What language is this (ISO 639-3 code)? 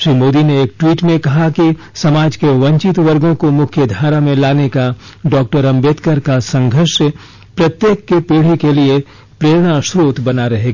hin